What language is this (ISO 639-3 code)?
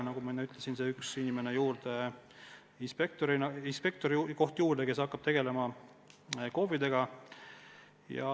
est